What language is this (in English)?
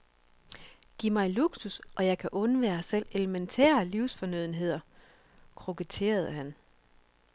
Danish